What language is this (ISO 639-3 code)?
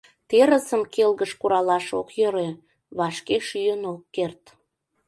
chm